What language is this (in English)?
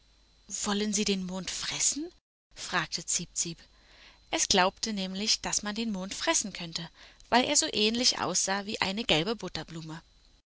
German